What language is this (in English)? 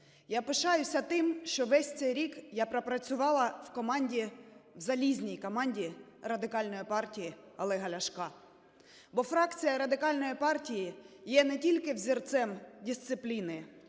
Ukrainian